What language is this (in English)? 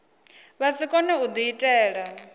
Venda